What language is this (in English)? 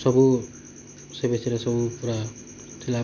Odia